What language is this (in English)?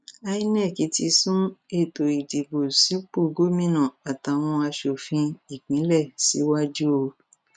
Yoruba